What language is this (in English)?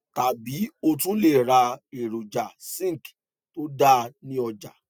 Yoruba